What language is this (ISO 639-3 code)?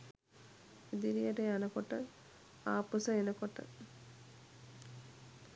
sin